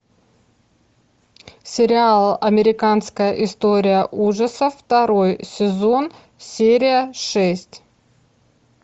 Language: Russian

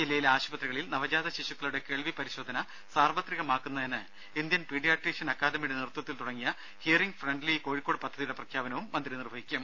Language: Malayalam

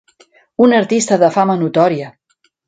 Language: Catalan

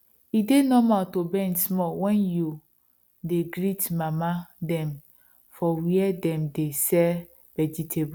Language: Nigerian Pidgin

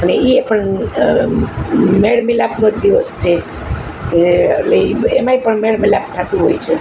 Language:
Gujarati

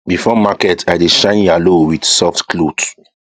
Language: Nigerian Pidgin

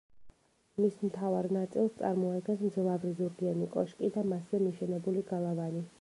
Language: Georgian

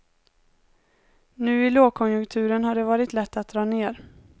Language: Swedish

